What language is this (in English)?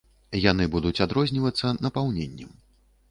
Belarusian